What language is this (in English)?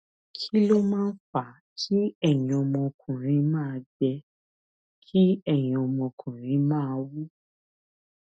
Yoruba